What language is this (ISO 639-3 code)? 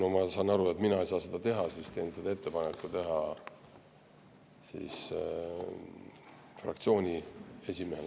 est